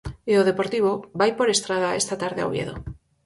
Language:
Galician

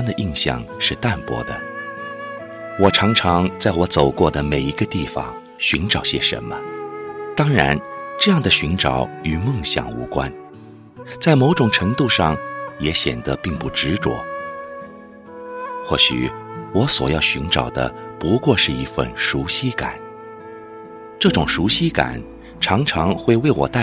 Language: Chinese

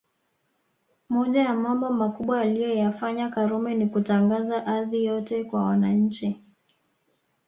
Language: Swahili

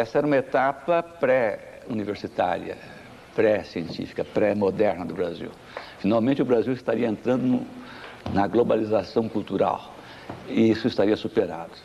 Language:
Portuguese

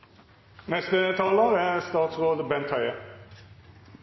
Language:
Norwegian Nynorsk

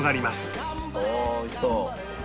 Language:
Japanese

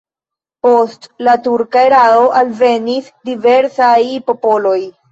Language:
Esperanto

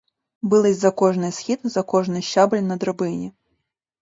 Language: Ukrainian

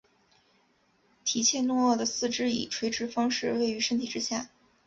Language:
Chinese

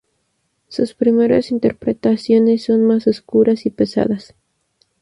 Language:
Spanish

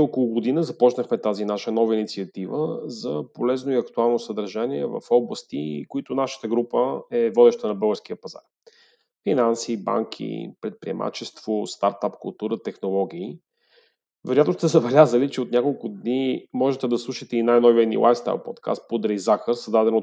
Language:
Bulgarian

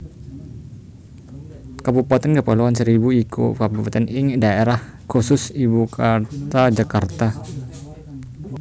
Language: Javanese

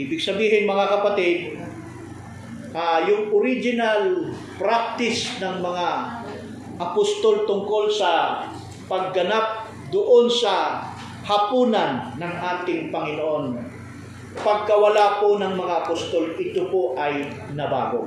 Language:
Filipino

